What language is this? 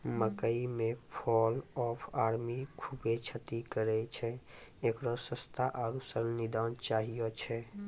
Maithili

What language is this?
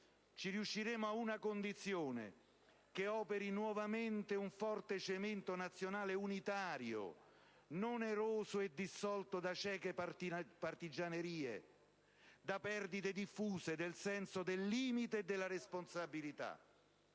Italian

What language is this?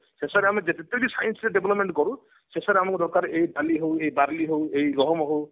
Odia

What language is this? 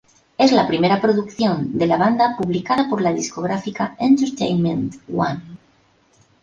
Spanish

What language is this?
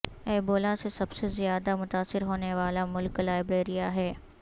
Urdu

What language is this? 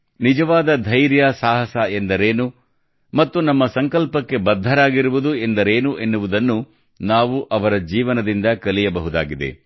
Kannada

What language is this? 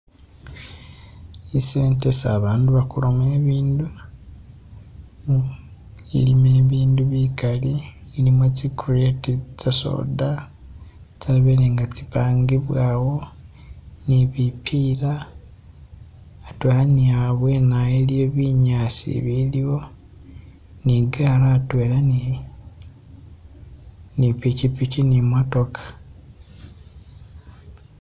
Masaaba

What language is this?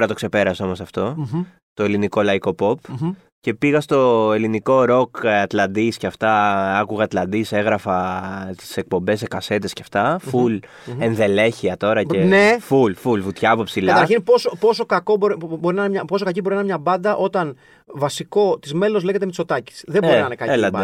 Greek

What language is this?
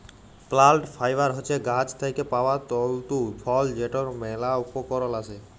Bangla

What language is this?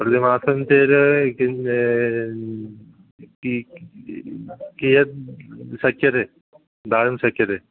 Sanskrit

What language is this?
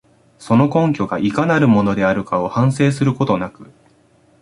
Japanese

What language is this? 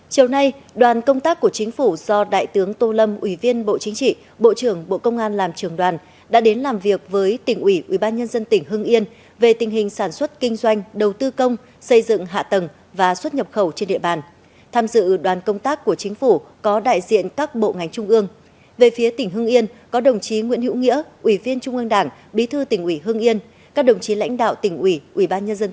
Vietnamese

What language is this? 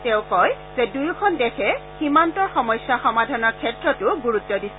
Assamese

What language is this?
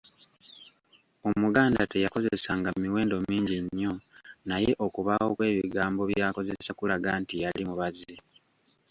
Ganda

